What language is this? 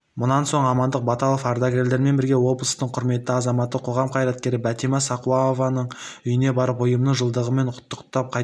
Kazakh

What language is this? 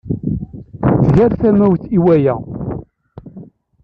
Kabyle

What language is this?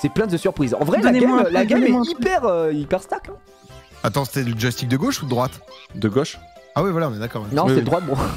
French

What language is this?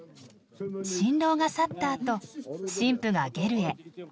Japanese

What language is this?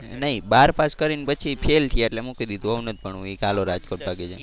Gujarati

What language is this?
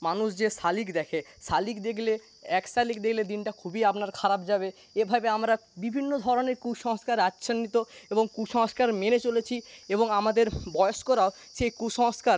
Bangla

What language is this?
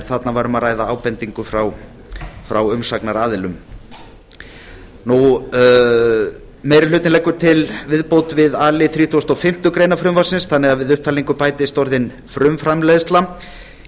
Icelandic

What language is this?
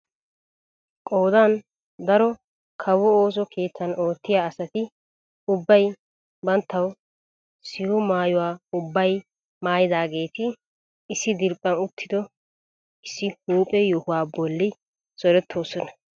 Wolaytta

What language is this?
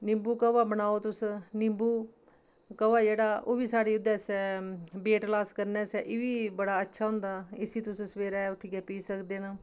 Dogri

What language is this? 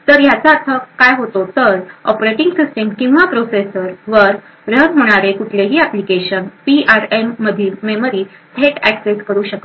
Marathi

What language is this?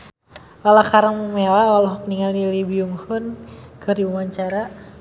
Sundanese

